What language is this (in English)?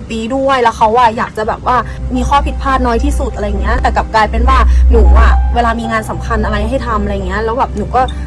Thai